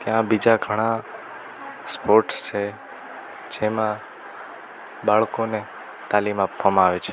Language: Gujarati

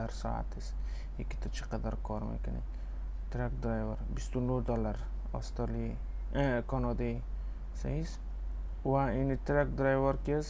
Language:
Persian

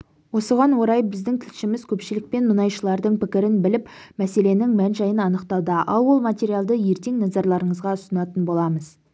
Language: Kazakh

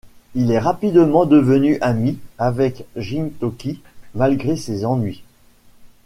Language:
French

